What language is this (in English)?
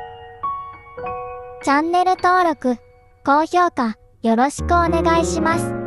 Japanese